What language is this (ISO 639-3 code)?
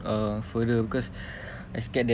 eng